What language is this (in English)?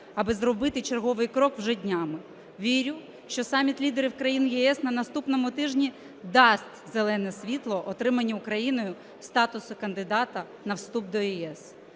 Ukrainian